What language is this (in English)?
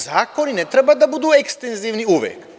Serbian